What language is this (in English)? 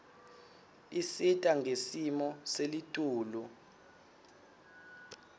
Swati